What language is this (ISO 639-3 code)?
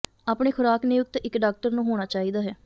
pan